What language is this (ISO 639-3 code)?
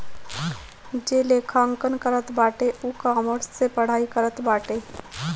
bho